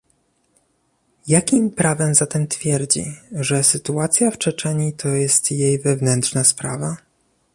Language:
Polish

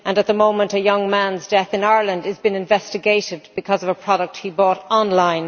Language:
English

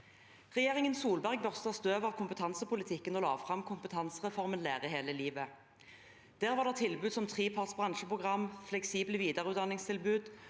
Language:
Norwegian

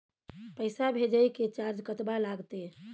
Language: Maithili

